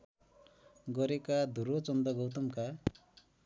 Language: Nepali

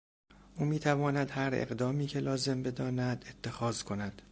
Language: Persian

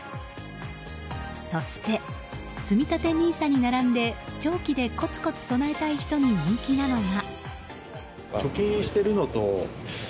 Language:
Japanese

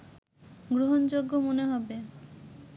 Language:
Bangla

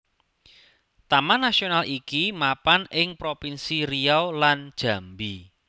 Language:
Javanese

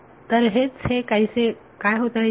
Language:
Marathi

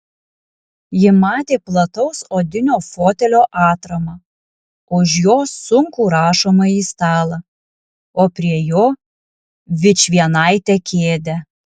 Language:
Lithuanian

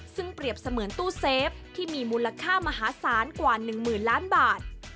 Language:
Thai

